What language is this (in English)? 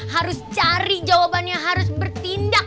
Indonesian